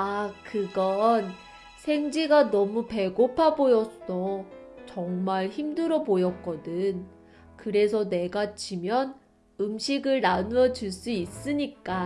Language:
Korean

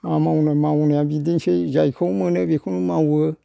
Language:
Bodo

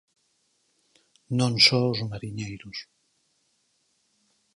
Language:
Galician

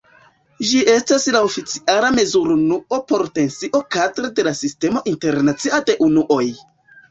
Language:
Esperanto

